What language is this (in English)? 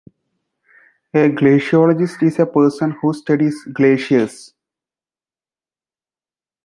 English